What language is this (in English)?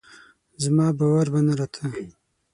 Pashto